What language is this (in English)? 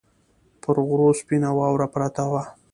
Pashto